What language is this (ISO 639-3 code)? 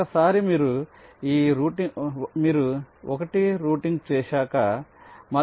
tel